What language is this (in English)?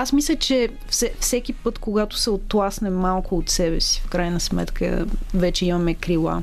Bulgarian